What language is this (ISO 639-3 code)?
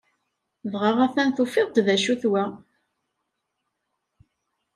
kab